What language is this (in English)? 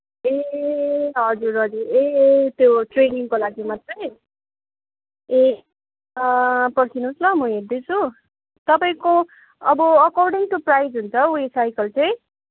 Nepali